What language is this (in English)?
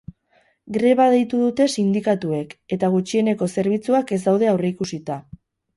Basque